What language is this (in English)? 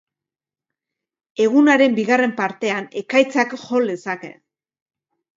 Basque